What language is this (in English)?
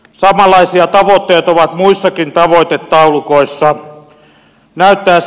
Finnish